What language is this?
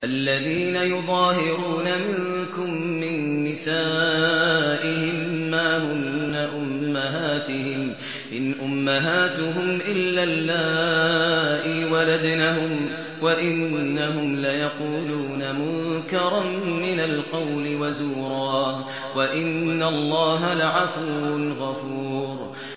Arabic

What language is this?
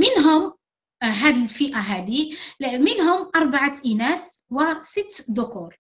Arabic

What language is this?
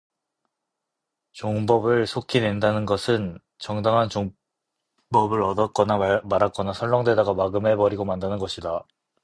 Korean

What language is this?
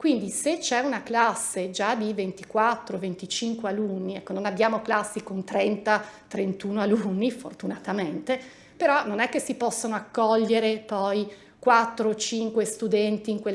Italian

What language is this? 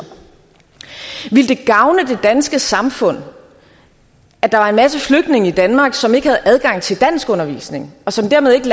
Danish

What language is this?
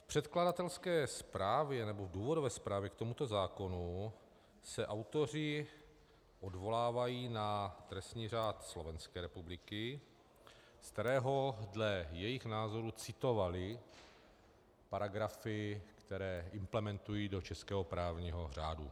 Czech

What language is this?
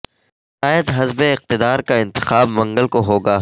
Urdu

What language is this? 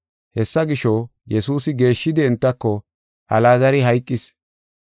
Gofa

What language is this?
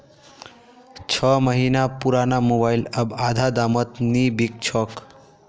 Magahi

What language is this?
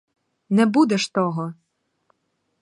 Ukrainian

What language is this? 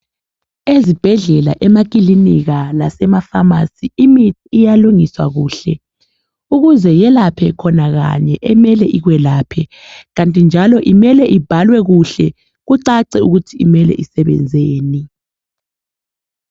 North Ndebele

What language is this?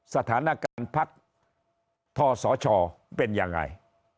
Thai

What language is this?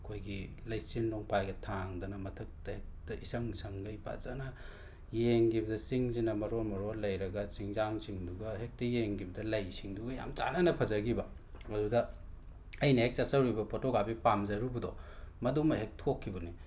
Manipuri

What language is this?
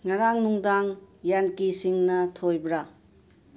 Manipuri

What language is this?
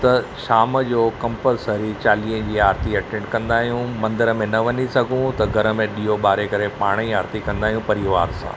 Sindhi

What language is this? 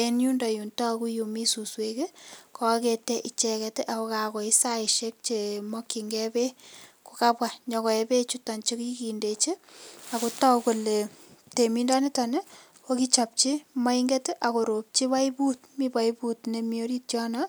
Kalenjin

